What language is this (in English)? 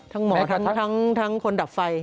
Thai